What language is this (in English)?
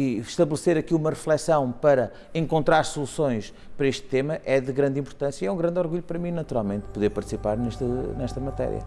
Portuguese